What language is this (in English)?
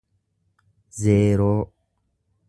Oromo